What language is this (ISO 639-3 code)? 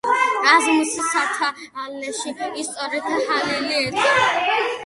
kat